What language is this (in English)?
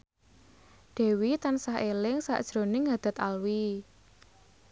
Javanese